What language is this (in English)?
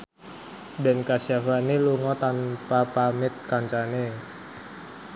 Javanese